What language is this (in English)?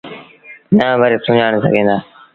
Sindhi Bhil